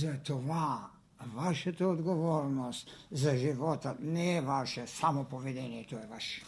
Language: Bulgarian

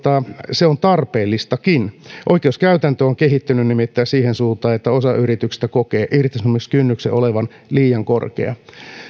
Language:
Finnish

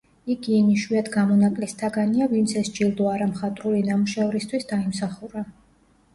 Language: Georgian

